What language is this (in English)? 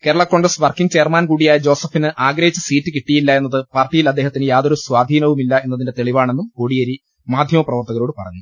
Malayalam